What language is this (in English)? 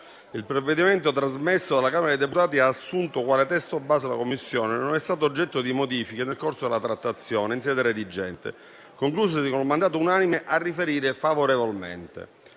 Italian